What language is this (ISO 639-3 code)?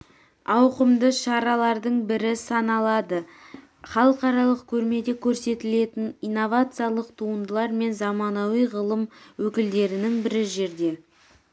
kaz